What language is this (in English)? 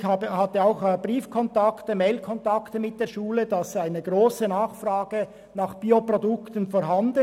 Swiss German